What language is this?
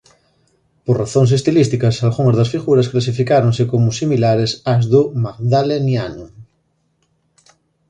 Galician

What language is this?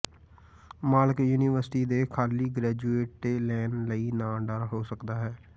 Punjabi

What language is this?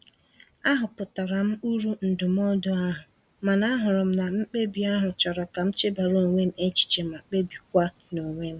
Igbo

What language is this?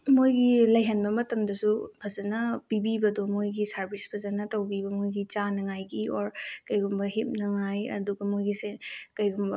Manipuri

